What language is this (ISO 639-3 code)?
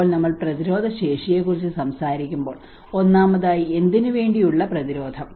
mal